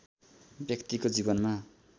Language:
Nepali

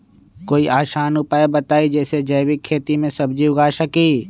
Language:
Magahi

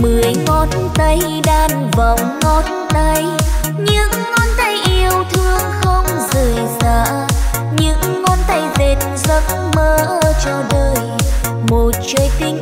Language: Vietnamese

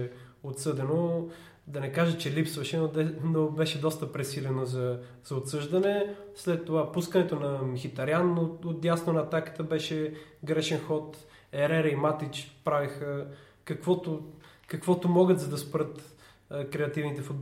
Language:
Bulgarian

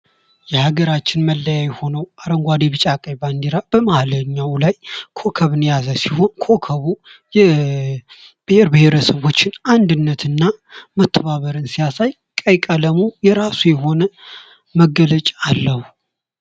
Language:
Amharic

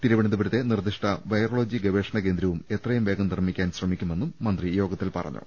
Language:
Malayalam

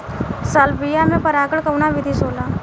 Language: Bhojpuri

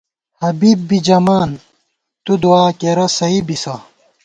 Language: Gawar-Bati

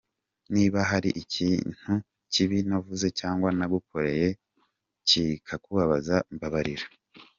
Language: Kinyarwanda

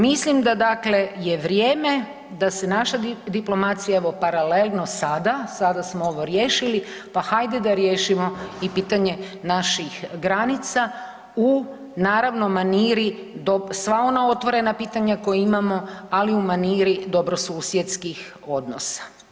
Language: Croatian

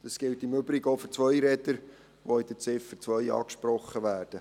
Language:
Swiss German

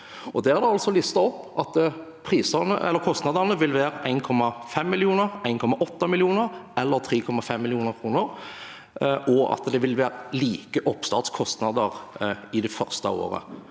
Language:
Norwegian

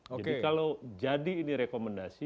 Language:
Indonesian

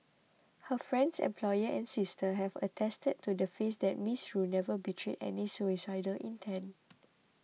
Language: English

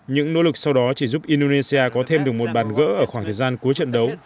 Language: Vietnamese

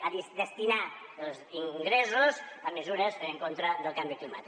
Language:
Catalan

